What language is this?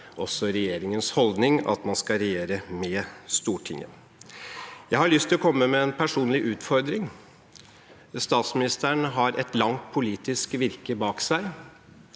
Norwegian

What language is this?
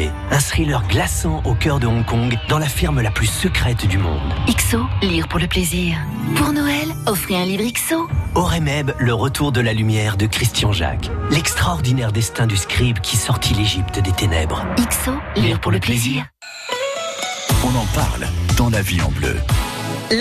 French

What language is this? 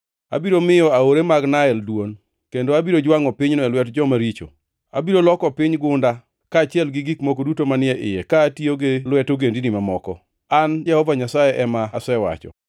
Luo (Kenya and Tanzania)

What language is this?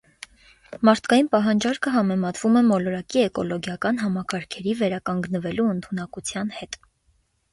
Armenian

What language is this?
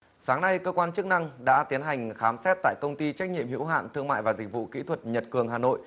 Vietnamese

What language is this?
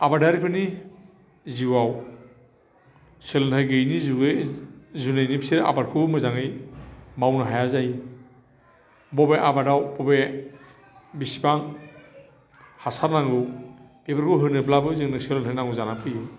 Bodo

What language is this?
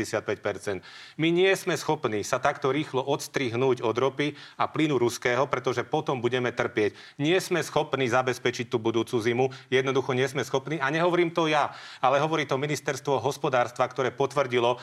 Slovak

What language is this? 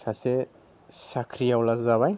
Bodo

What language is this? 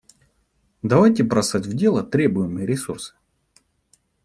Russian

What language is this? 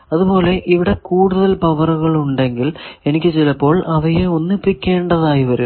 Malayalam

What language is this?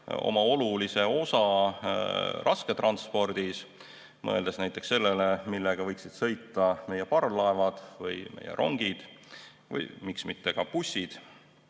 Estonian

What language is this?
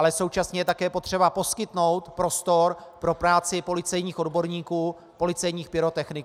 Czech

